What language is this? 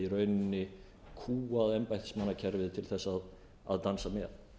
Icelandic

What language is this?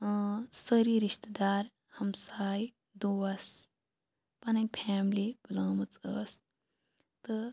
Kashmiri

